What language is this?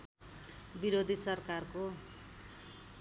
Nepali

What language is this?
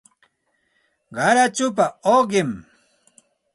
Santa Ana de Tusi Pasco Quechua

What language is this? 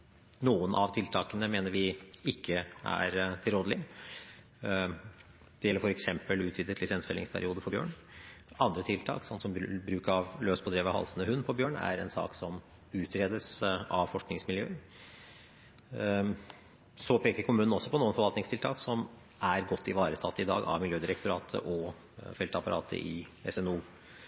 Norwegian Bokmål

